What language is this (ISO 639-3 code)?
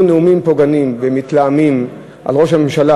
heb